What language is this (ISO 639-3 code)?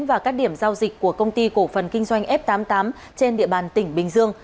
vie